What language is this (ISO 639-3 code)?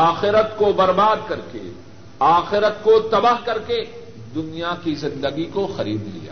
urd